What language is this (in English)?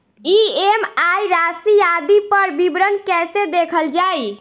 Bhojpuri